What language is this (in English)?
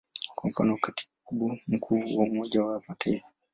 Swahili